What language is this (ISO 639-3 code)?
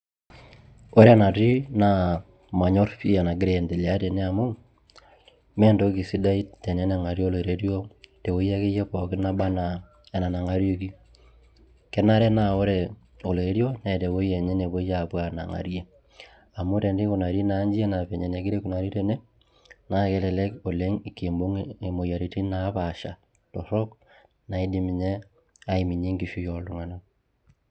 mas